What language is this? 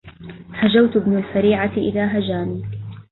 Arabic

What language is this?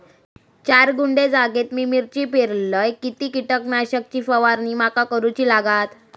Marathi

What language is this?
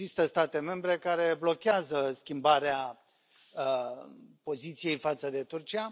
Romanian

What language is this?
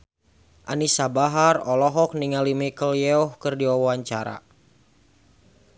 Sundanese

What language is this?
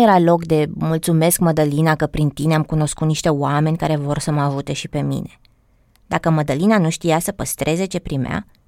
Romanian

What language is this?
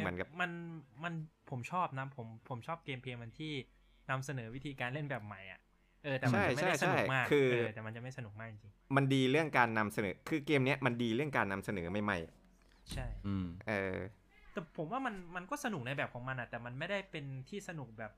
Thai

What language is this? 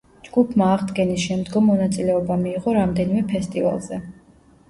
Georgian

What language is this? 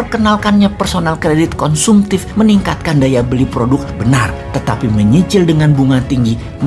Indonesian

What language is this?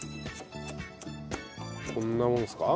Japanese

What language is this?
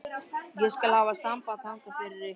Icelandic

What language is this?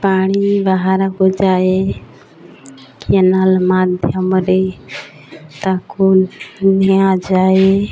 Odia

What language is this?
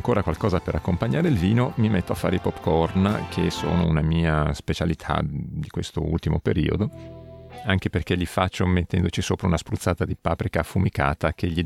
Italian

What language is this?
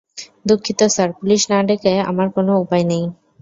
Bangla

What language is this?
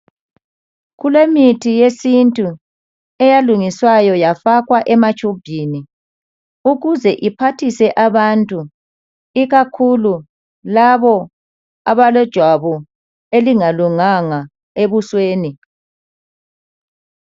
North Ndebele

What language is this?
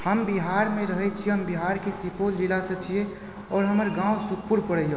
Maithili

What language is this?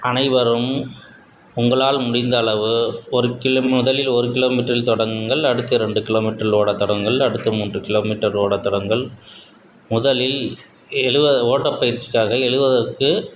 Tamil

